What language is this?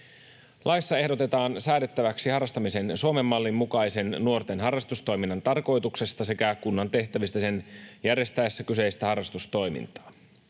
Finnish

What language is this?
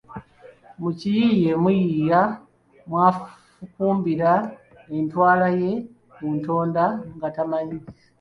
Ganda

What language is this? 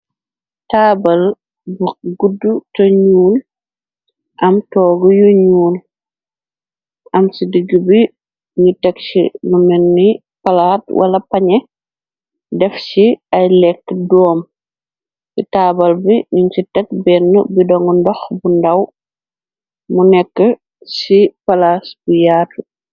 Wolof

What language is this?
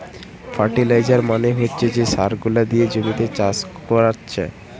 Bangla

